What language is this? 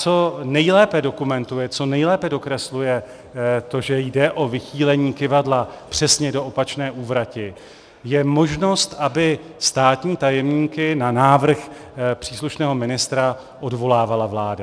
Czech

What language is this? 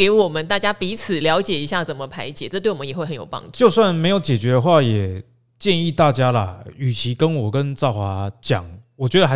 Chinese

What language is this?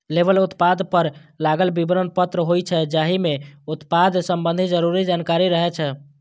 Maithili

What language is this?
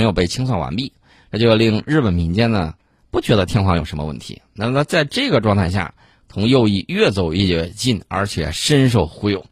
Chinese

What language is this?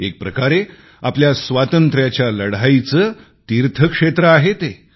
Marathi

